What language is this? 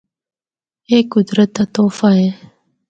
Northern Hindko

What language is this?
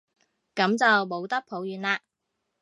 Cantonese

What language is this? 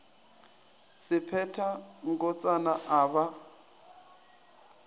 Northern Sotho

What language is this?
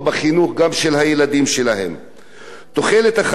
Hebrew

